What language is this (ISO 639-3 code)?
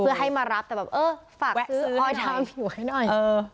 tha